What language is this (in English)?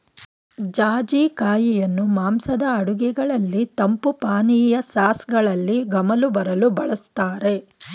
Kannada